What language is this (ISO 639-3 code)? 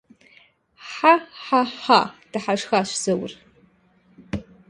kbd